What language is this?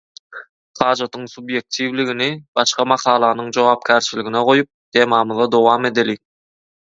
Turkmen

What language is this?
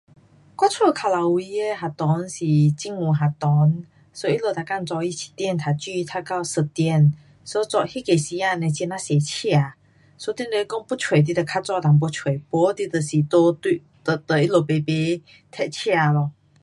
Pu-Xian Chinese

